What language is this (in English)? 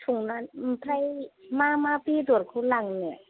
Bodo